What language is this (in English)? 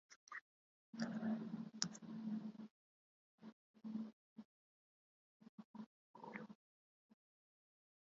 Japanese